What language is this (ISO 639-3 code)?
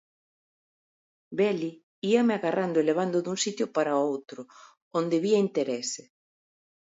glg